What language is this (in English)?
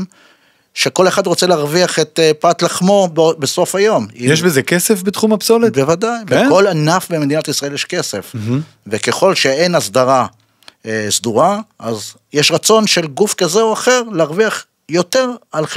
Hebrew